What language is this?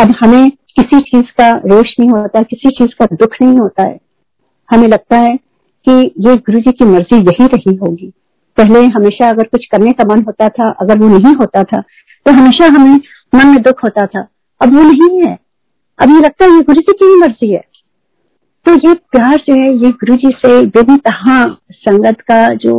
Hindi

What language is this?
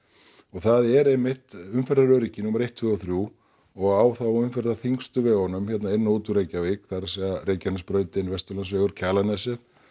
Icelandic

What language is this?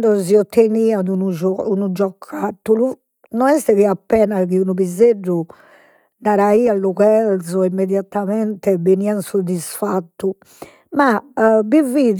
Sardinian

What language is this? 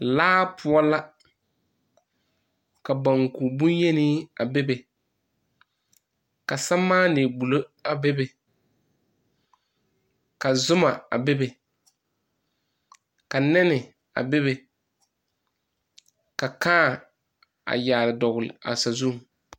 Southern Dagaare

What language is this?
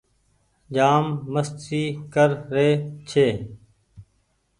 Goaria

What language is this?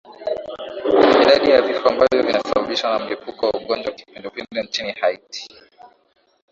Swahili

